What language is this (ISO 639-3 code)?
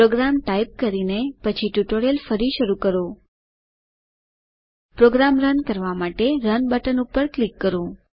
guj